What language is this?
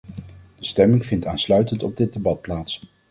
Dutch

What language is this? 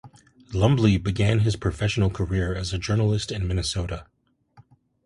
English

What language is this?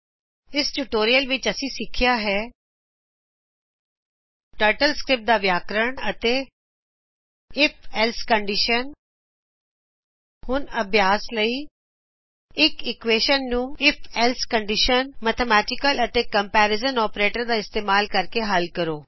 Punjabi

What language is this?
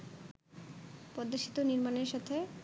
Bangla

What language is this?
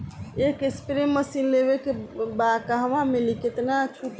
Bhojpuri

